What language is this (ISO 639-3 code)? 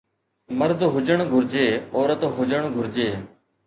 snd